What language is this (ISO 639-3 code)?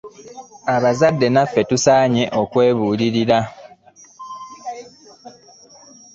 lug